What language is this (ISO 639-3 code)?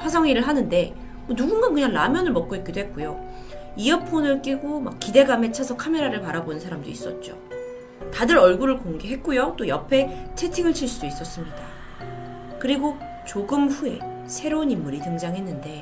kor